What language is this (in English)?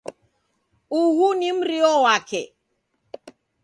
Taita